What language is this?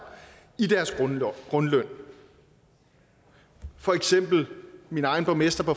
Danish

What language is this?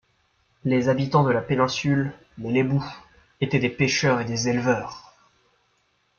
French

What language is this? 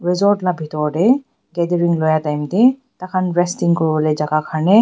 Naga Pidgin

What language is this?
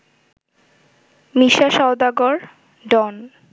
Bangla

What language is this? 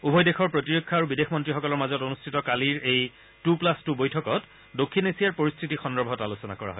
Assamese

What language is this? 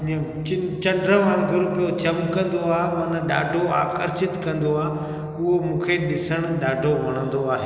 Sindhi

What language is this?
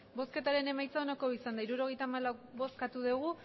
Basque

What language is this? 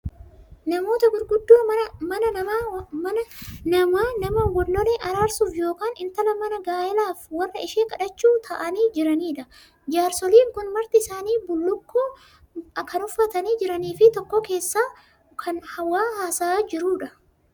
Oromo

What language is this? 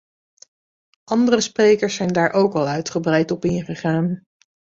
Dutch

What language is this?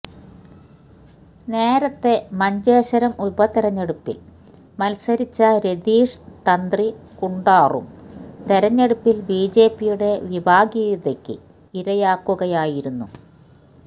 Malayalam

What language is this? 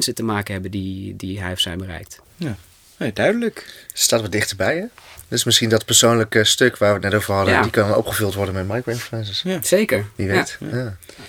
Dutch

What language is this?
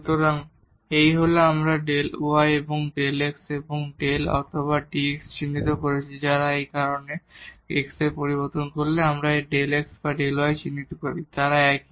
Bangla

